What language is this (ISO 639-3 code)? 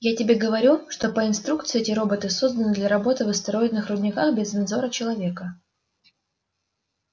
rus